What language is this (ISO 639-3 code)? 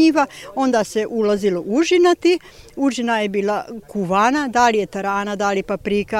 hrv